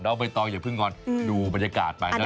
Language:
Thai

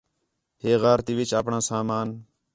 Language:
Khetrani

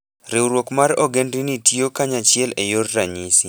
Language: Luo (Kenya and Tanzania)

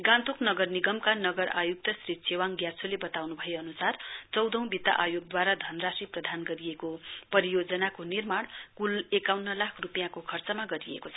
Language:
Nepali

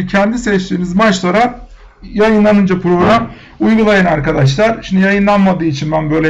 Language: Turkish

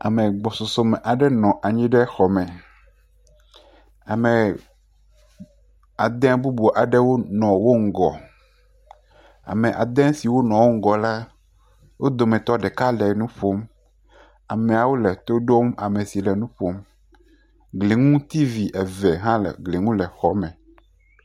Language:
Ewe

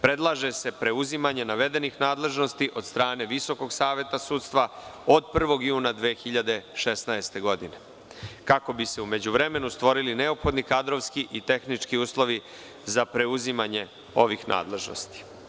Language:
Serbian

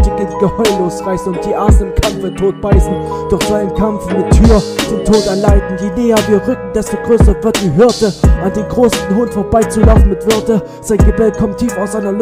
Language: German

